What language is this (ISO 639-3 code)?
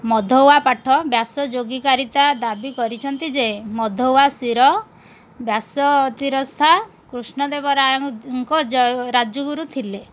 ori